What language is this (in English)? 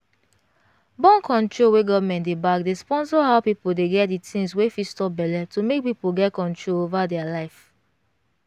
Nigerian Pidgin